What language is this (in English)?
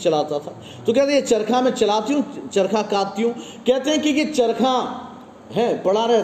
Urdu